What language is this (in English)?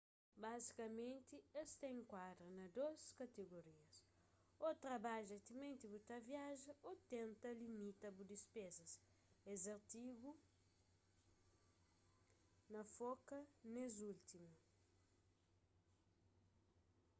Kabuverdianu